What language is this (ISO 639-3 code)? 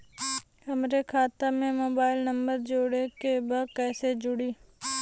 bho